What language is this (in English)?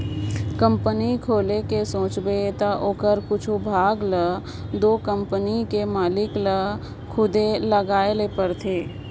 Chhattisgarhi